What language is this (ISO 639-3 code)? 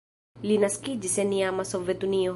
epo